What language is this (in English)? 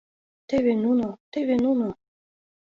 Mari